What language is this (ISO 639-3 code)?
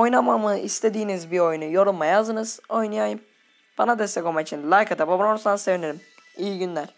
tur